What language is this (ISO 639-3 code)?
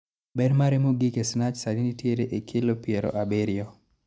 luo